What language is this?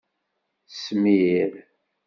Kabyle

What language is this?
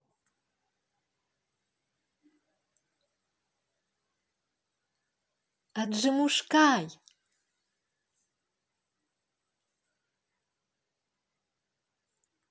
Russian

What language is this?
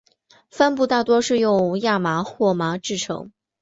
Chinese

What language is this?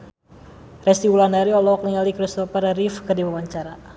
Sundanese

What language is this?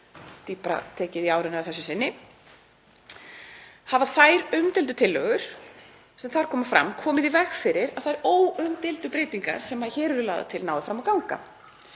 Icelandic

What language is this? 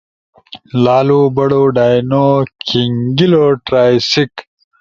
Ushojo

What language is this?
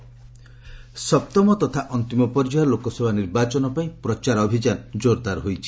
Odia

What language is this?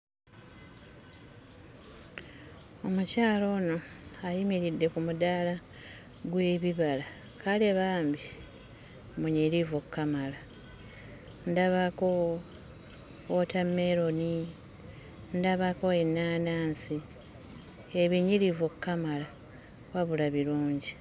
Ganda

